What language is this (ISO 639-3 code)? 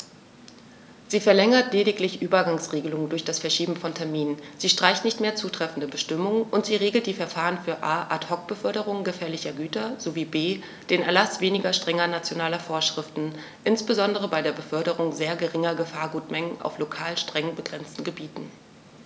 deu